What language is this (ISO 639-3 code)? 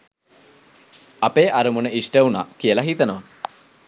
sin